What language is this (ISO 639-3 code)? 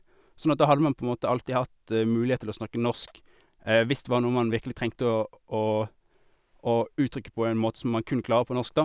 nor